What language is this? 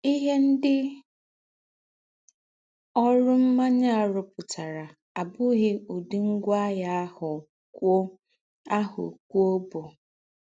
Igbo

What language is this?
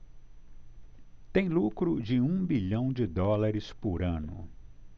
Portuguese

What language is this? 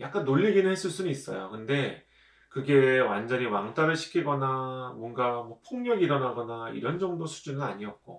Korean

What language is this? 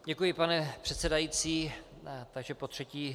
Czech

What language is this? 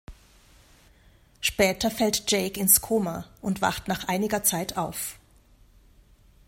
German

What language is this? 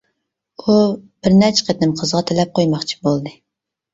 Uyghur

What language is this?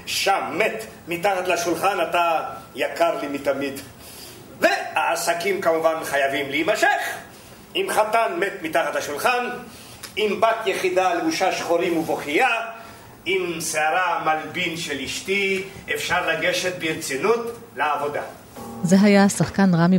Hebrew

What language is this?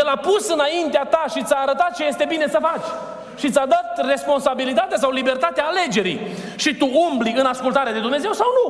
Romanian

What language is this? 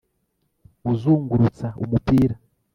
Kinyarwanda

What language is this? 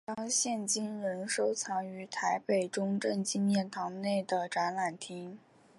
Chinese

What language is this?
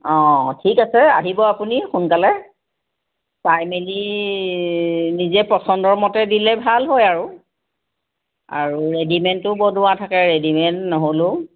Assamese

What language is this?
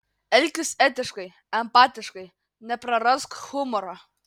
Lithuanian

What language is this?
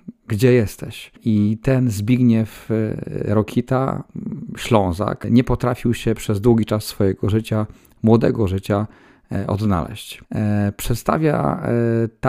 Polish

